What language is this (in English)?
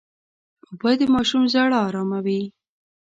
Pashto